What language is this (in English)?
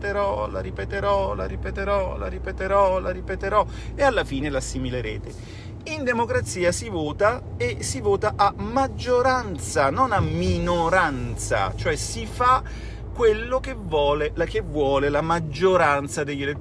Italian